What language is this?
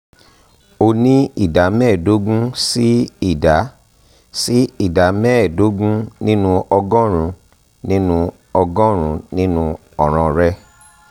Yoruba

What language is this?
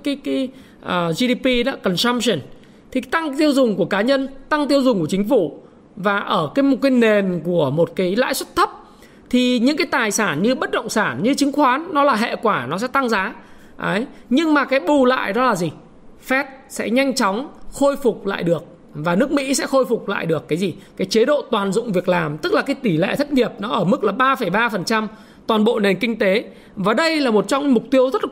Vietnamese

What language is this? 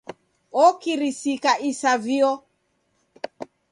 Taita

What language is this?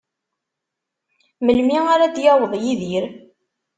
Kabyle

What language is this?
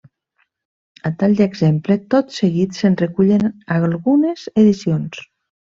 Catalan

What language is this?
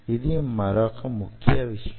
Telugu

